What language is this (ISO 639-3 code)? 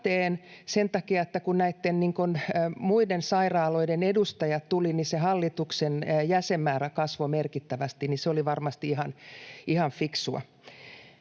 fin